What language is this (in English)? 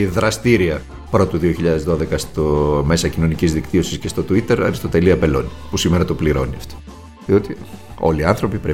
Greek